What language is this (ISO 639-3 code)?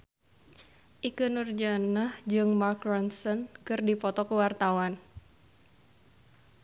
sun